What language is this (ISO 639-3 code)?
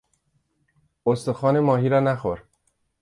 fas